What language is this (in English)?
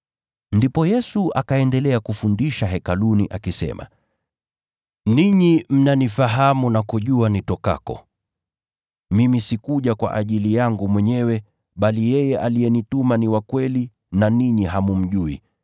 Swahili